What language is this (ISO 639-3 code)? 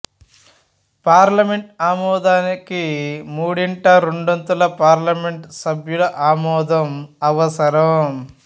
tel